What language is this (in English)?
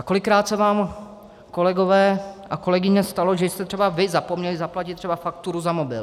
Czech